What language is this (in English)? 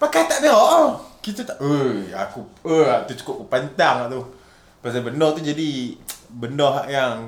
Malay